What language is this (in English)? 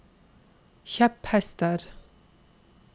Norwegian